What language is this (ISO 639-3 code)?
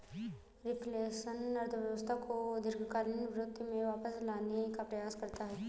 hin